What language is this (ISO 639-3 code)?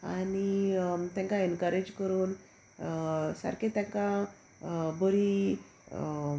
kok